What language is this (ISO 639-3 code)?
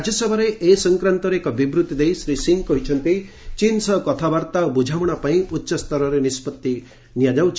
ori